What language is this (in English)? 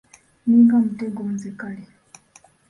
Ganda